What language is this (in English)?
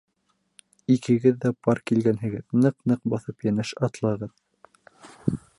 Bashkir